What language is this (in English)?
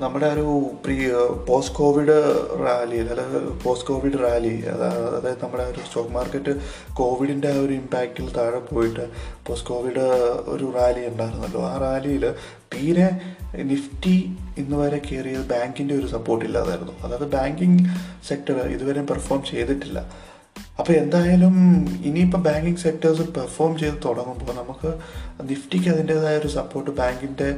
Malayalam